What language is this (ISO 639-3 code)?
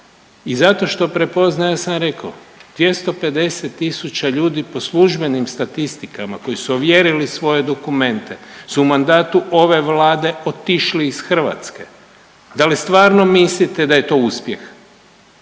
hrv